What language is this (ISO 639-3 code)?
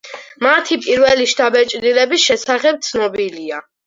kat